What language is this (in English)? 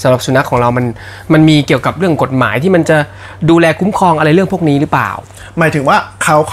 Thai